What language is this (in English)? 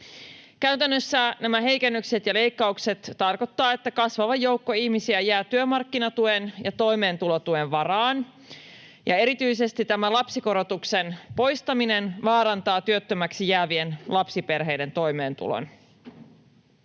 Finnish